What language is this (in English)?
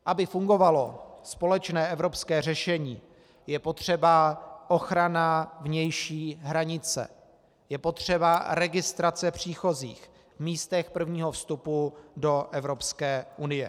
Czech